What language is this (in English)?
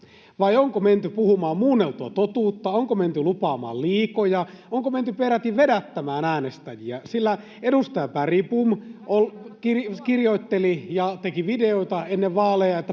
Finnish